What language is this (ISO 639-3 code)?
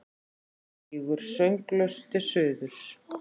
isl